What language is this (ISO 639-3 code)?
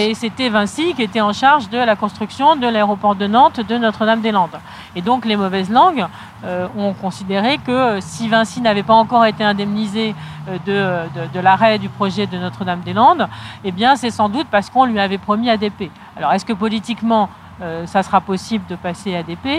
fra